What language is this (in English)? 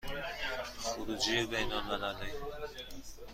Persian